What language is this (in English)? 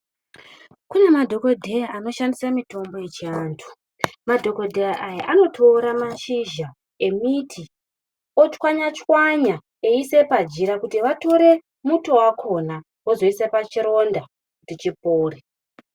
Ndau